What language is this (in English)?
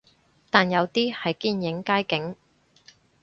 Cantonese